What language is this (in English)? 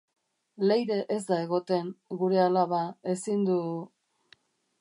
Basque